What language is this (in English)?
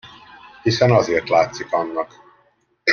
Hungarian